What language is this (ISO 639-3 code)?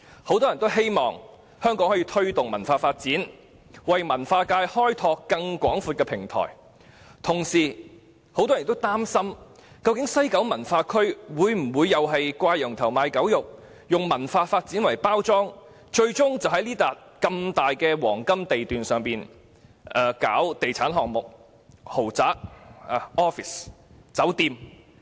yue